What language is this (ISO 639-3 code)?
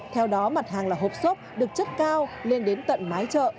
vie